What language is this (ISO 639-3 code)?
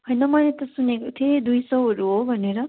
nep